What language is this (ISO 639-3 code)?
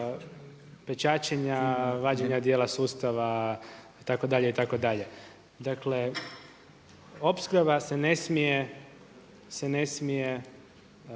hrv